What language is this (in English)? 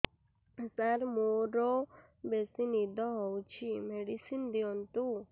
Odia